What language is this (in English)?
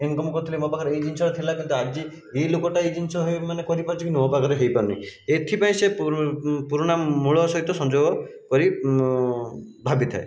Odia